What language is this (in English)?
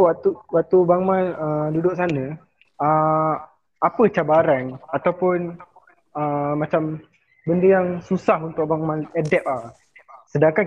Malay